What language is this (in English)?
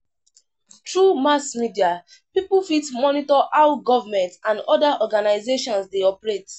Nigerian Pidgin